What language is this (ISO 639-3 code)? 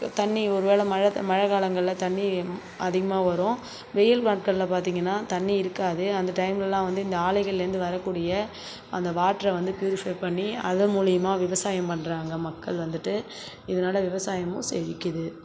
tam